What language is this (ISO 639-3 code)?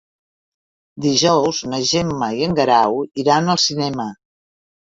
cat